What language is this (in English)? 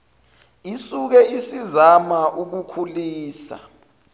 Zulu